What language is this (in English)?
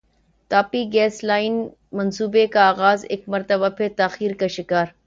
Urdu